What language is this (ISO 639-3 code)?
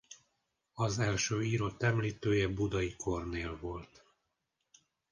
hun